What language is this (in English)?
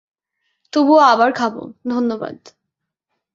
Bangla